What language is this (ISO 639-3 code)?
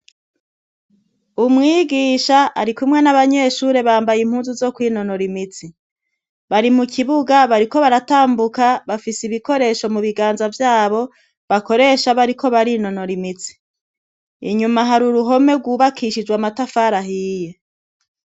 run